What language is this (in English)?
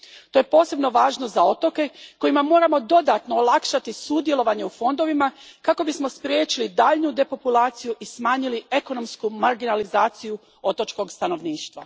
Croatian